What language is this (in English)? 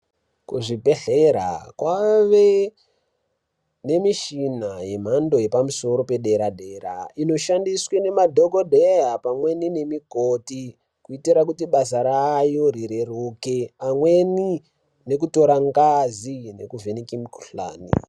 Ndau